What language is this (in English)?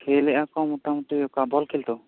Santali